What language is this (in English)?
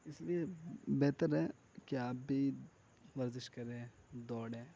Urdu